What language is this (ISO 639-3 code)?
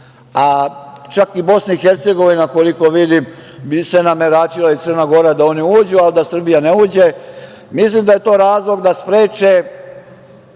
srp